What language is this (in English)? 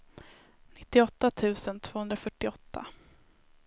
Swedish